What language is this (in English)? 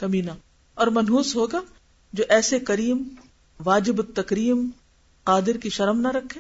Urdu